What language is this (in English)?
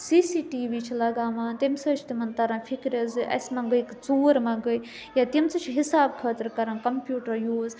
Kashmiri